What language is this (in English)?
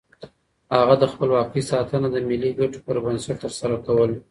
Pashto